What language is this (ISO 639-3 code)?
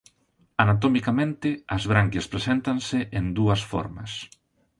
glg